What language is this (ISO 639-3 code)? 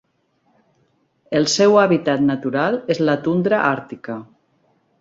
cat